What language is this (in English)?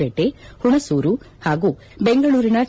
Kannada